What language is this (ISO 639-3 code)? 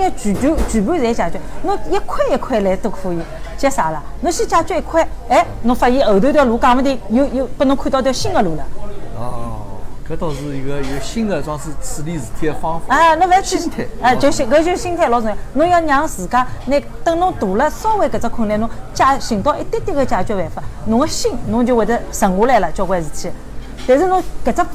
zho